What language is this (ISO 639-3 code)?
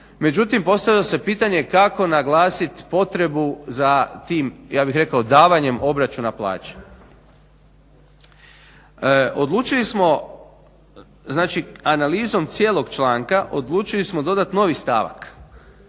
hrv